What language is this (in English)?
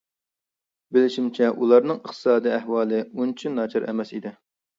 Uyghur